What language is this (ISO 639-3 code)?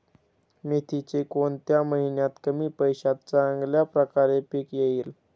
mar